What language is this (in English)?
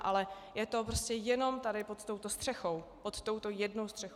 Czech